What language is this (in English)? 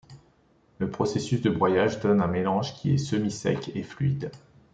French